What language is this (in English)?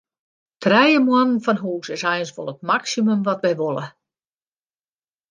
Western Frisian